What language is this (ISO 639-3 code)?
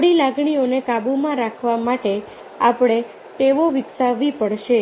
guj